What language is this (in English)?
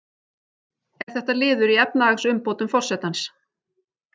Icelandic